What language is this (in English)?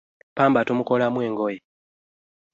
Ganda